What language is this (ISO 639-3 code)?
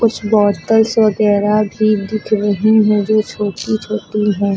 hin